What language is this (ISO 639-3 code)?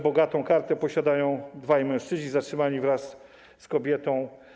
pol